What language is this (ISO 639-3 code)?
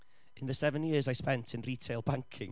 eng